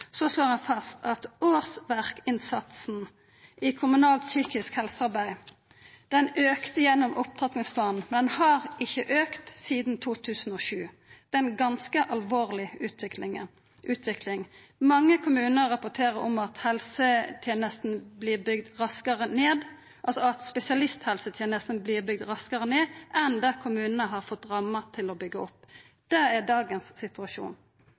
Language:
Norwegian Nynorsk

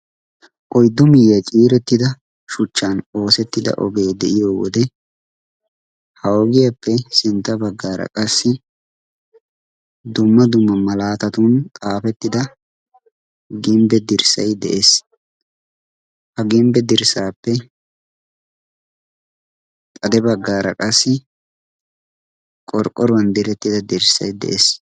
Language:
Wolaytta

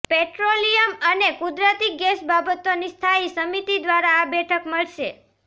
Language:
Gujarati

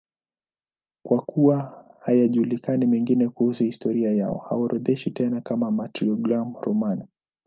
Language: Swahili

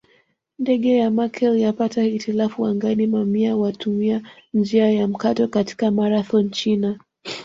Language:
Swahili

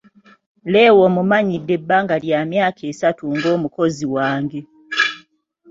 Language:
Ganda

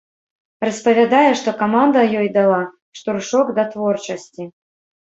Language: Belarusian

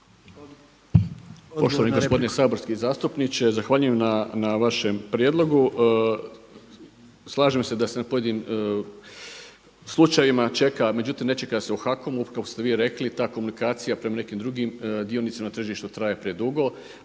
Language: Croatian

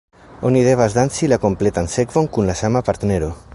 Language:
Esperanto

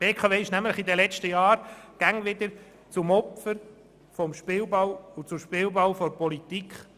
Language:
Swiss German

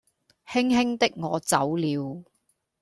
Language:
Cantonese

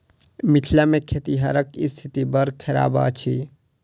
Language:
Maithili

